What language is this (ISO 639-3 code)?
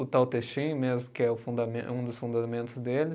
por